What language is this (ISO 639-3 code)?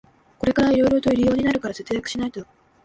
jpn